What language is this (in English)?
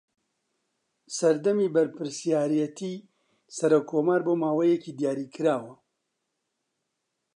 Central Kurdish